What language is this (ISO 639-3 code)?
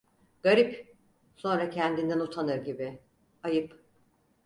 tur